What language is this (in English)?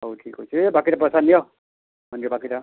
Odia